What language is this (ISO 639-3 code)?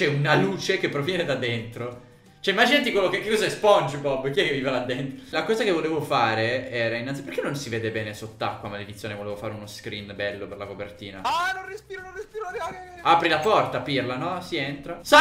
ita